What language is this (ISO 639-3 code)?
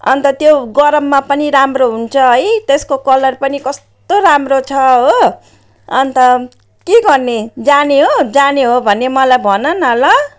nep